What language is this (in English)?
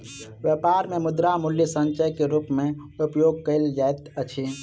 Maithili